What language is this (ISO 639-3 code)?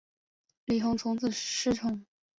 zho